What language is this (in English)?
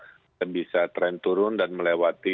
Indonesian